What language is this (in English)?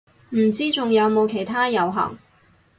Cantonese